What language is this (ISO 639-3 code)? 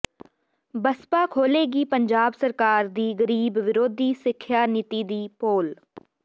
pan